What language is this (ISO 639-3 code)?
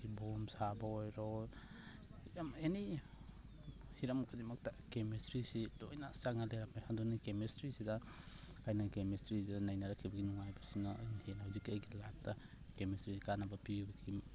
mni